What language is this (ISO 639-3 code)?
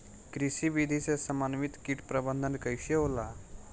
bho